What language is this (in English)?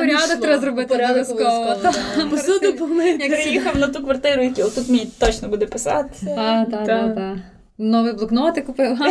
Ukrainian